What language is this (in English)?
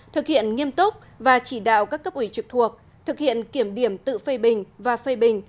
Vietnamese